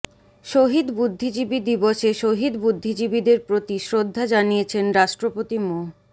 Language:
Bangla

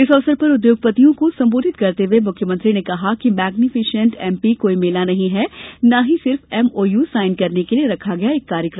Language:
Hindi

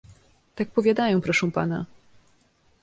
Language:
Polish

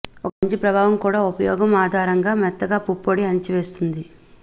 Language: Telugu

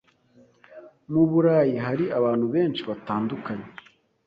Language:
Kinyarwanda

